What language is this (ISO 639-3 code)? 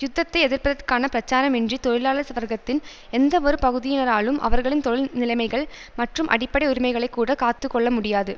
tam